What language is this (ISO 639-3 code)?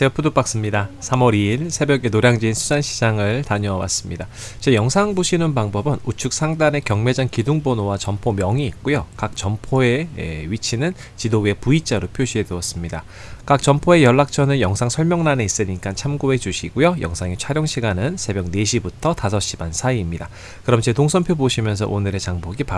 kor